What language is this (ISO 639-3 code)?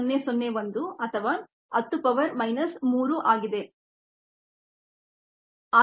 kan